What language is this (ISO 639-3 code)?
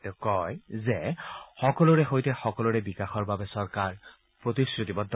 asm